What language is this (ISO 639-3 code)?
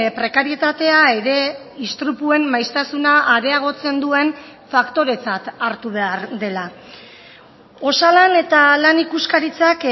eus